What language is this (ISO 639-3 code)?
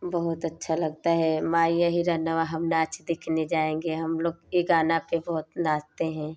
hin